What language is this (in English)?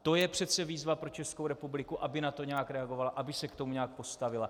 Czech